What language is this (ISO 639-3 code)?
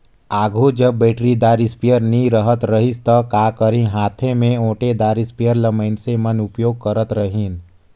hne